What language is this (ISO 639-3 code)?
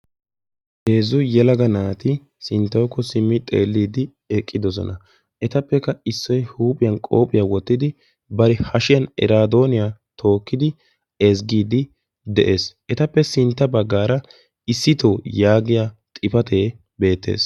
wal